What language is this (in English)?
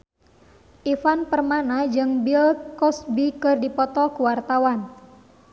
Sundanese